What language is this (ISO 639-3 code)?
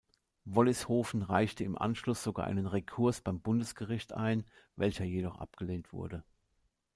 deu